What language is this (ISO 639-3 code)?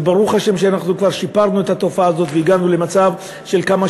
heb